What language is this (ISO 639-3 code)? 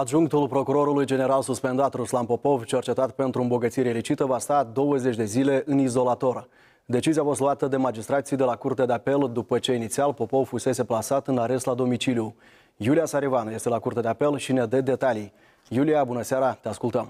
ron